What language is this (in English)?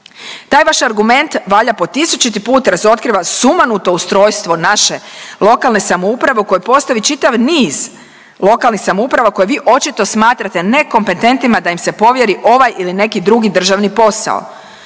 Croatian